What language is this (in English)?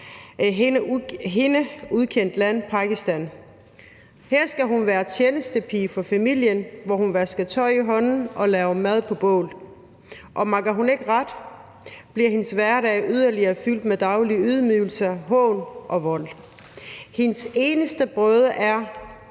Danish